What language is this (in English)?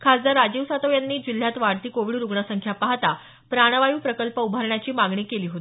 Marathi